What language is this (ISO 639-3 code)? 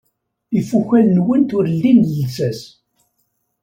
kab